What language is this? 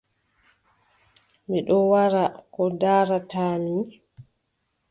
Adamawa Fulfulde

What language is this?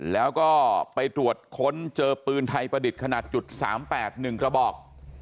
Thai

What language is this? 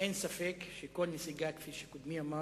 Hebrew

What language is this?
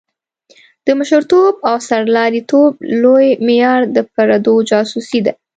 Pashto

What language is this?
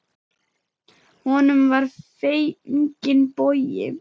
Icelandic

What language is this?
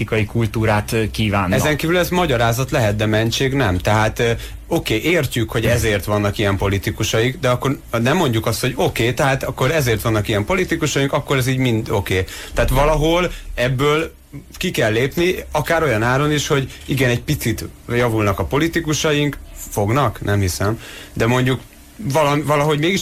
Hungarian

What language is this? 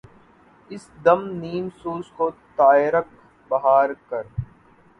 Urdu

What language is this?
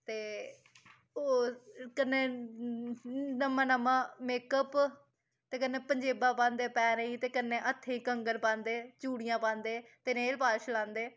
Dogri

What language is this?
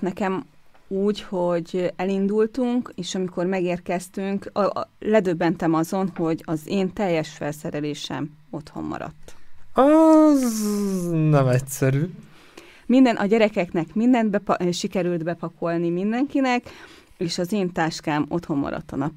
Hungarian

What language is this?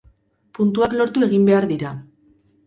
Basque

